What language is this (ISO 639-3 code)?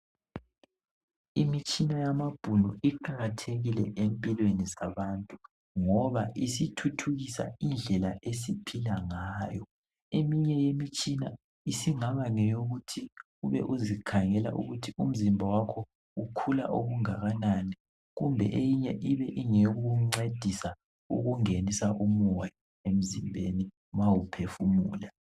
nde